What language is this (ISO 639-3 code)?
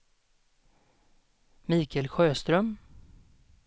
swe